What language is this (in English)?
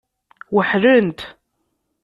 Kabyle